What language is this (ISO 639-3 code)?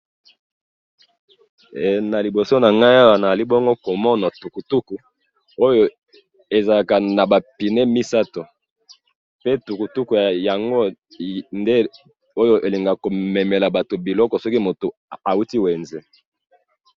lin